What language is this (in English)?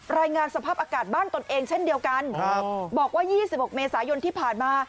Thai